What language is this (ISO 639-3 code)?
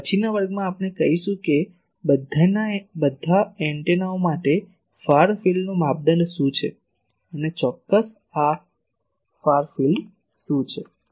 guj